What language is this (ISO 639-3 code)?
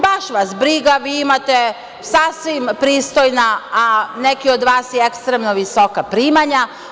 srp